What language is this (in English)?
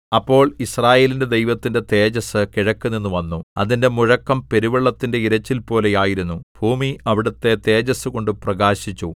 Malayalam